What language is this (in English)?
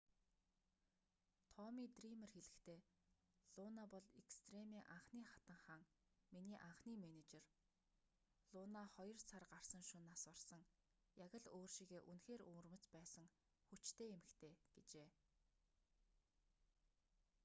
Mongolian